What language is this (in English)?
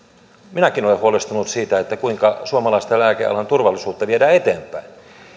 Finnish